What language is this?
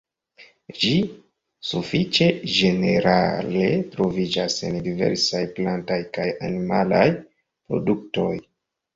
Esperanto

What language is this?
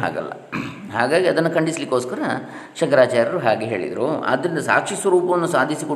Kannada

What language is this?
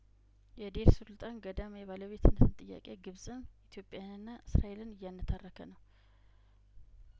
Amharic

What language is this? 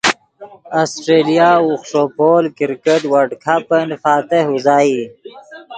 Yidgha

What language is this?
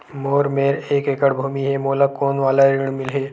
Chhattisgarhi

